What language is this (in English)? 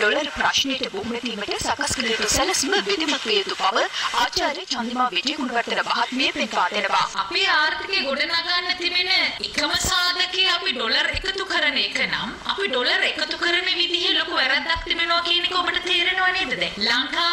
Romanian